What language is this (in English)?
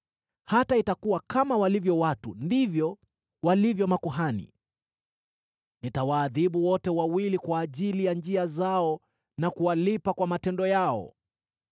Swahili